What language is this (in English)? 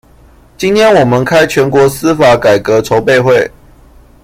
Chinese